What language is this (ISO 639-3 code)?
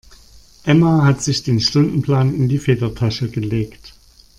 deu